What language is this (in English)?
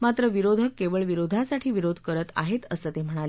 Marathi